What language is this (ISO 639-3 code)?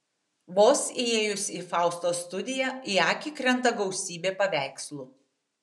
lit